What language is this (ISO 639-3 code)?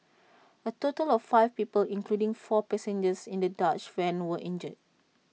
eng